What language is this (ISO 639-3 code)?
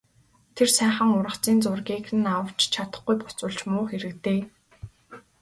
mon